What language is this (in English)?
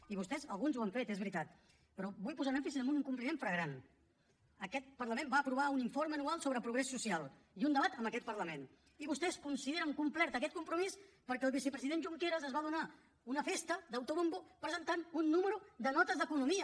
Catalan